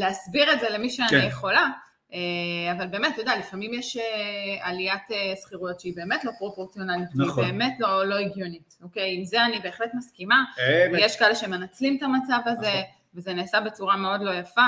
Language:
Hebrew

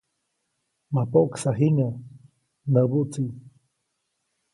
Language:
Copainalá Zoque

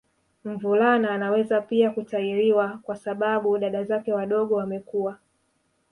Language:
Swahili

